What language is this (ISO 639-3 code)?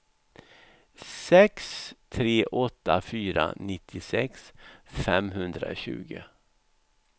swe